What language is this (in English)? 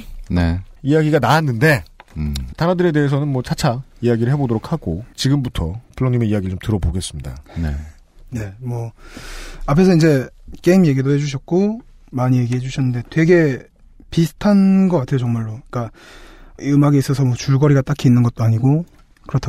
Korean